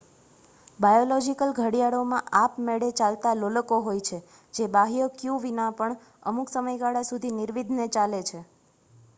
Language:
Gujarati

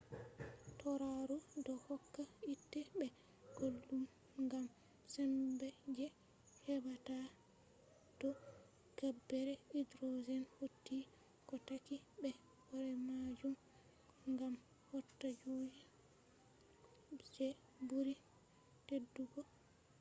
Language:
Fula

